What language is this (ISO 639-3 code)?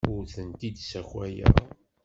kab